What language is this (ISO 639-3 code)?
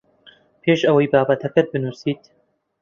ckb